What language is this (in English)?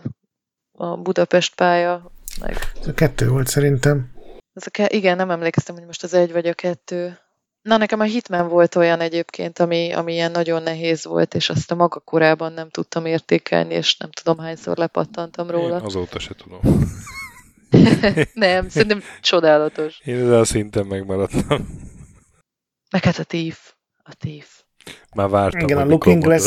Hungarian